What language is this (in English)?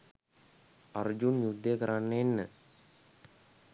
Sinhala